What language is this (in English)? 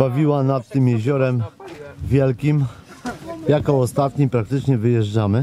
Polish